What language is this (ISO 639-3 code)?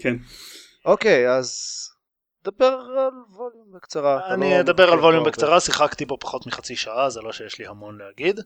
heb